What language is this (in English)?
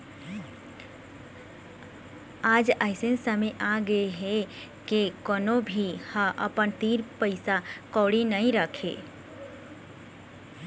Chhattisgarhi